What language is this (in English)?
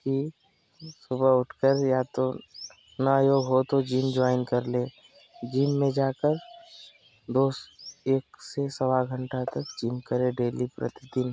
Hindi